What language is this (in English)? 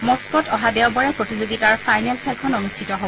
Assamese